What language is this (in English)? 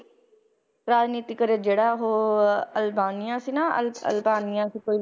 Punjabi